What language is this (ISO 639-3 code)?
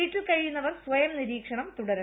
mal